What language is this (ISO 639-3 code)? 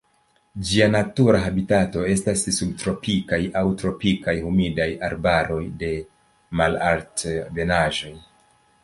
epo